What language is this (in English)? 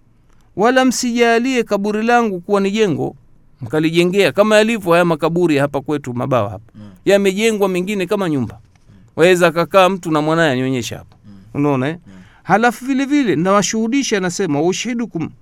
Swahili